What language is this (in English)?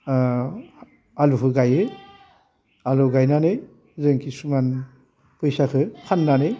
Bodo